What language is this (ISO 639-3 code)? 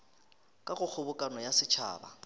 nso